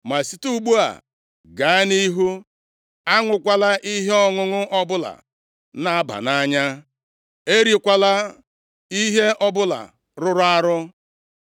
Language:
Igbo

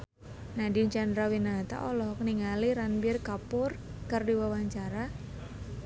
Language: Sundanese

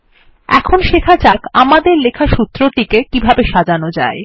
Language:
Bangla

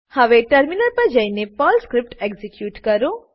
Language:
Gujarati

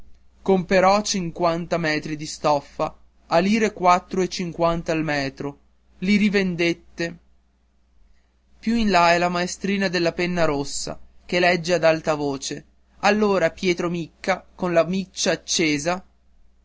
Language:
Italian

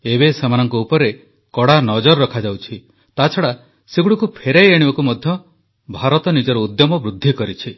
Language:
Odia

